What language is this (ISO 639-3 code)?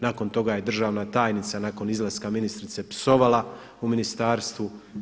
hrv